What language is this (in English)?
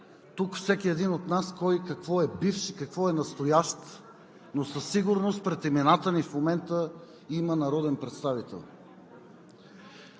Bulgarian